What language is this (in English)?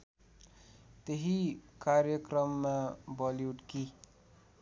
Nepali